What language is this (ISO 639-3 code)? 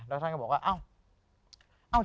tha